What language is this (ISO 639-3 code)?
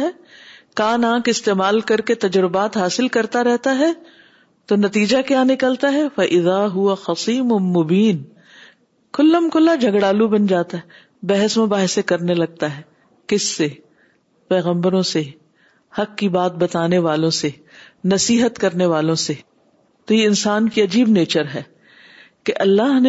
urd